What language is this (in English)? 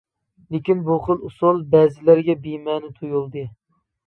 Uyghur